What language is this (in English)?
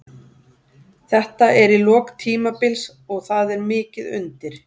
Icelandic